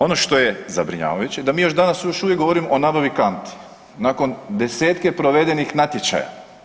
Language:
Croatian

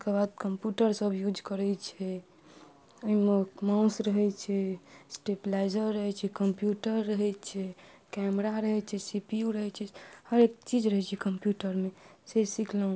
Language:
Maithili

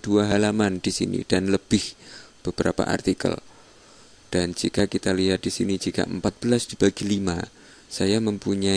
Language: Indonesian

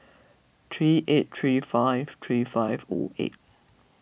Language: English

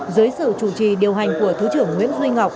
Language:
Vietnamese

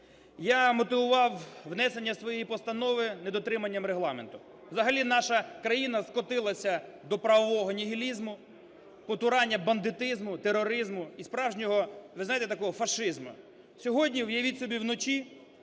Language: Ukrainian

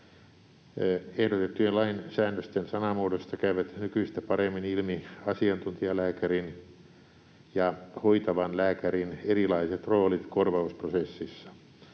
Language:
Finnish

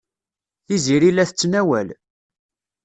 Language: Kabyle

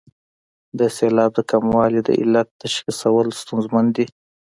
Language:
Pashto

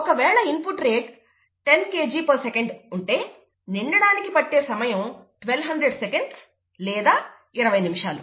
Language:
Telugu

